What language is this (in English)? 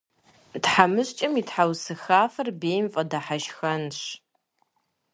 Kabardian